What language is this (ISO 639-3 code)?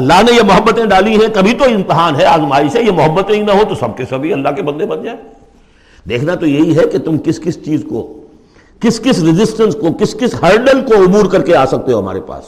urd